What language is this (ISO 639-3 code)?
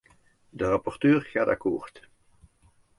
nld